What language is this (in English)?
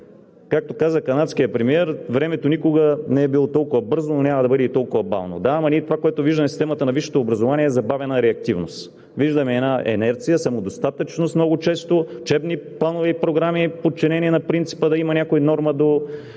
Bulgarian